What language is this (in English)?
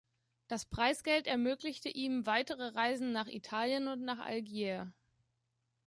German